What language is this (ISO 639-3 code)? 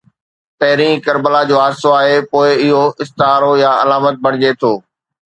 snd